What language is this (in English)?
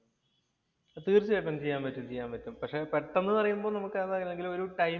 Malayalam